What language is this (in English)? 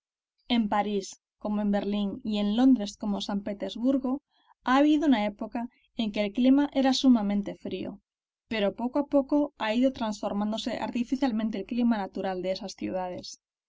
Spanish